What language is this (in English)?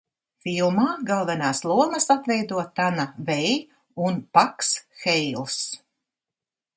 Latvian